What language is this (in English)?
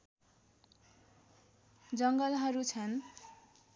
Nepali